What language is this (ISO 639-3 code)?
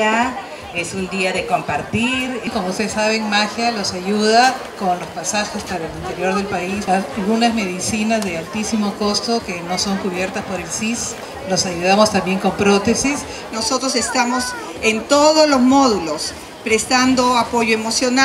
spa